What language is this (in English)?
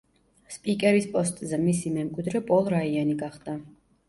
Georgian